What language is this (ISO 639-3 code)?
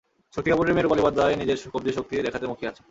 ben